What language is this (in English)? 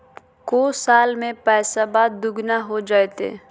Magahi